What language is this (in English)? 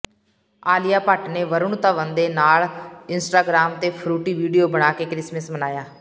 Punjabi